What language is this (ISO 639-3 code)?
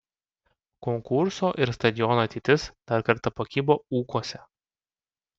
lit